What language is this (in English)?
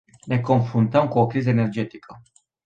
Romanian